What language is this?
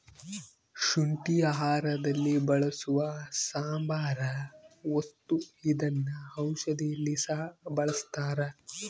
Kannada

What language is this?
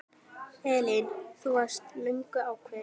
Icelandic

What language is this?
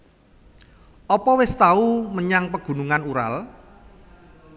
Javanese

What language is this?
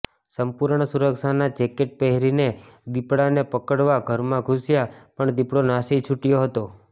Gujarati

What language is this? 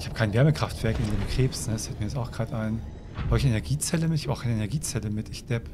German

